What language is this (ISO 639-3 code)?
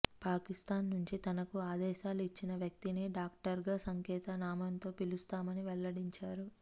tel